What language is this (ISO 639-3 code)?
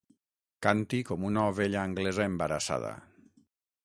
cat